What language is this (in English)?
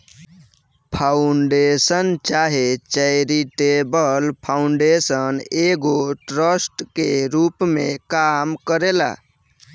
Bhojpuri